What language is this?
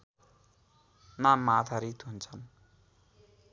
Nepali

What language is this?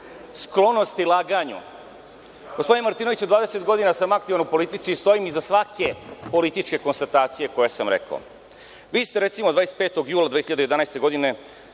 Serbian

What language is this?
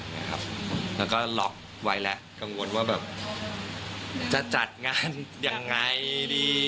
Thai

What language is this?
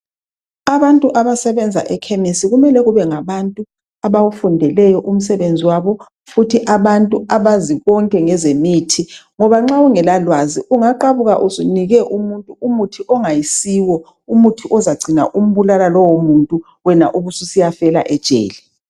North Ndebele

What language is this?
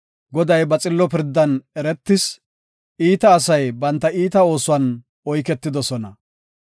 Gofa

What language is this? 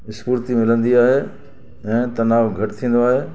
Sindhi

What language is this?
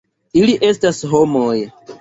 Esperanto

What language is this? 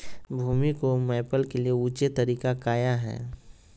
Magahi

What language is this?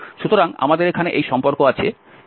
Bangla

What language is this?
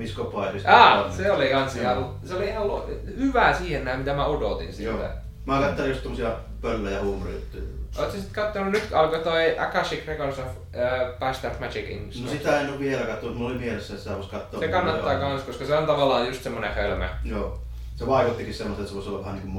Finnish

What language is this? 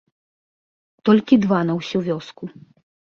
Belarusian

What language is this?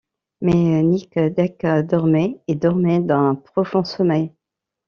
French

